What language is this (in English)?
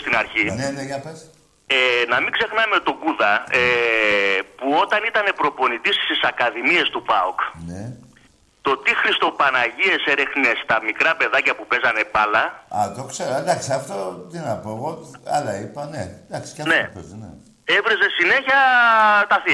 Greek